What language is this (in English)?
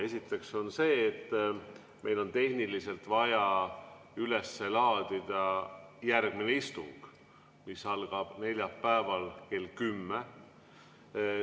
Estonian